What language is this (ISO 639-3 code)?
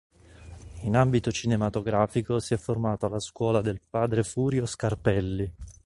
ita